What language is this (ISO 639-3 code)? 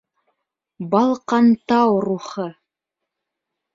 bak